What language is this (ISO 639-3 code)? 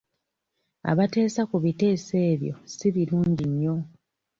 lug